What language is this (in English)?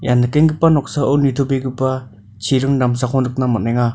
Garo